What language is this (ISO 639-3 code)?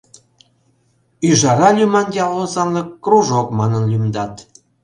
chm